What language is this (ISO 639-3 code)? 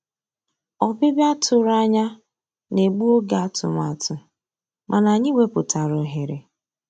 ibo